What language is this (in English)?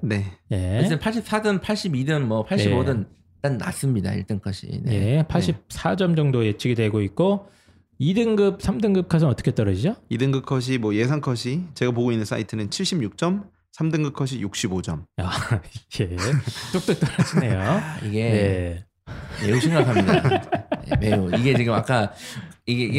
Korean